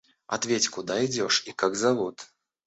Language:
Russian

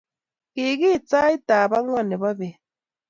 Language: Kalenjin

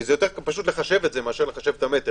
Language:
Hebrew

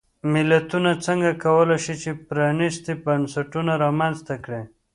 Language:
Pashto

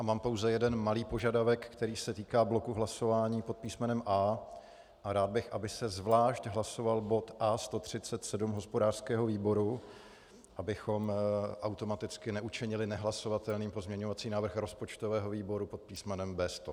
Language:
Czech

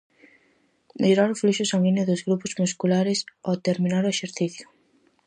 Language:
Galician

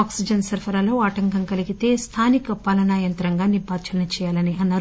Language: Telugu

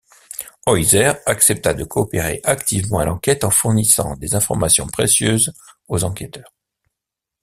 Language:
French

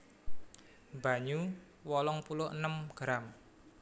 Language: Javanese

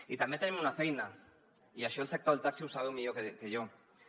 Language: Catalan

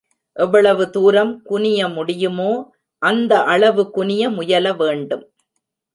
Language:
Tamil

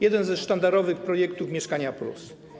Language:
Polish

